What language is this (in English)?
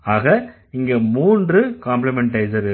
Tamil